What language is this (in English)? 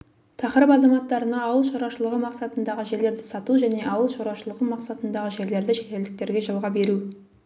Kazakh